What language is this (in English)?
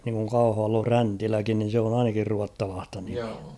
Finnish